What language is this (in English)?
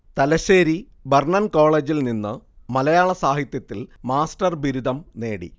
Malayalam